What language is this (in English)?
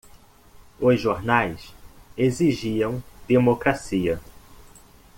Portuguese